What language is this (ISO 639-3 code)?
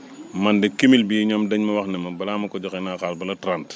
wol